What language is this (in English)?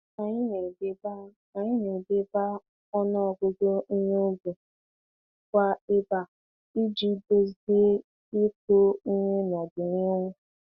Igbo